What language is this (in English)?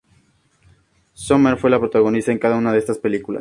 Spanish